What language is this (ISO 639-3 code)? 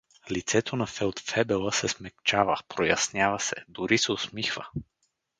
bul